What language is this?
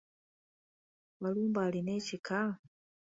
Ganda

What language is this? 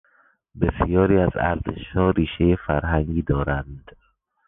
Persian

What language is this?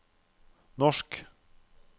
Norwegian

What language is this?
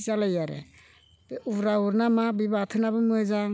Bodo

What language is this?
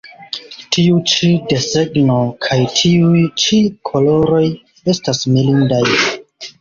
Esperanto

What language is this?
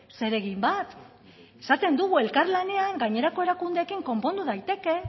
Basque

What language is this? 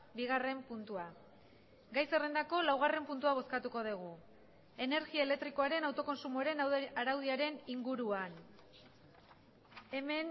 Basque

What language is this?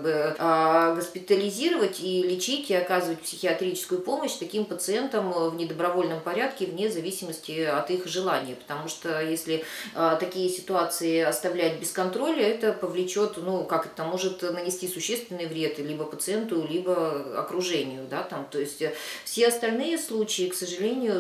Russian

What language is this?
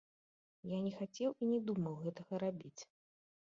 Belarusian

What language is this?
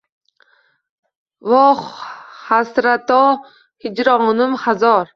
Uzbek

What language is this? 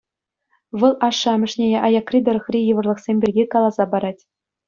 Chuvash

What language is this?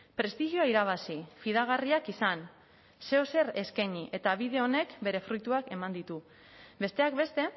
Basque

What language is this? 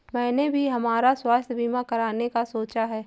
Hindi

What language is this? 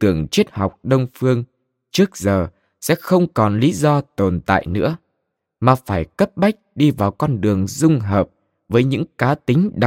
Vietnamese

